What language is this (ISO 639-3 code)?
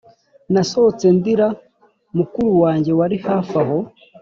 kin